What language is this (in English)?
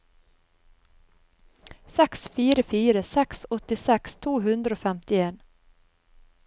Norwegian